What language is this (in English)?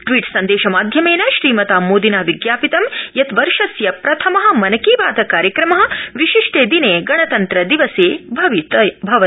Sanskrit